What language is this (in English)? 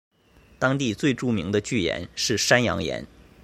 Chinese